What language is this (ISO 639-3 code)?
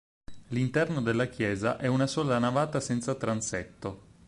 ita